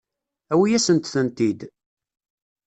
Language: Kabyle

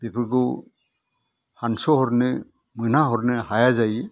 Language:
Bodo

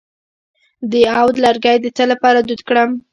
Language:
Pashto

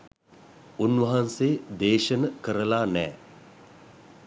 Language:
Sinhala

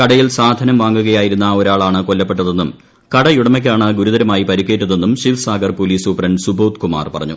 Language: Malayalam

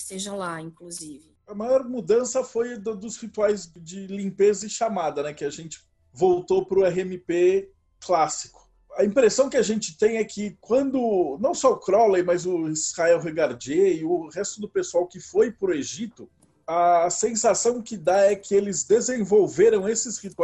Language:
Portuguese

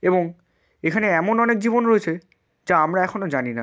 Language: Bangla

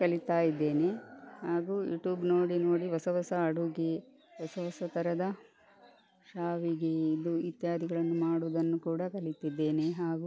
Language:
Kannada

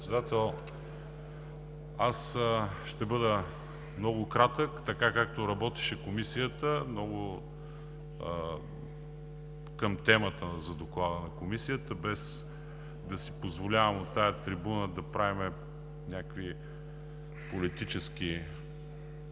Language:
Bulgarian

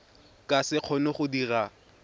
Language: Tswana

